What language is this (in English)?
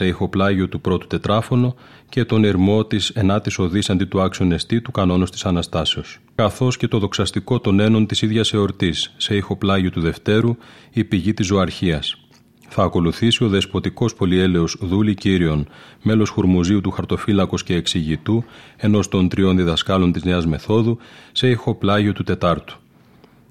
Greek